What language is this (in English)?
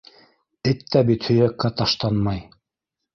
Bashkir